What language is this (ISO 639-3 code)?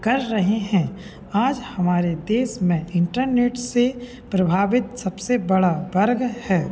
hin